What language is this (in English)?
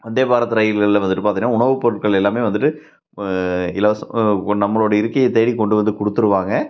Tamil